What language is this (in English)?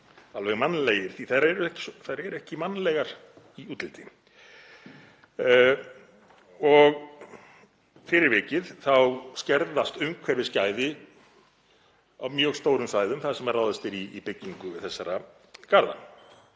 Icelandic